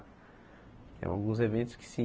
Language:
Portuguese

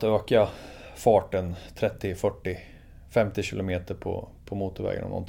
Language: Swedish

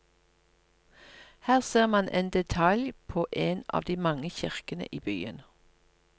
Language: Norwegian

